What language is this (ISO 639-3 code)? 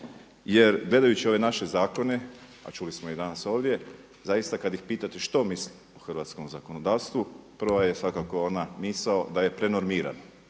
hrv